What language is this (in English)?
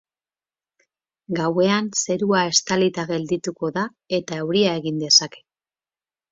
Basque